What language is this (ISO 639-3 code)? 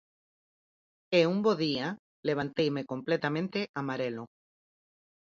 glg